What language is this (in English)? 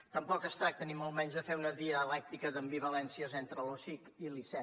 Catalan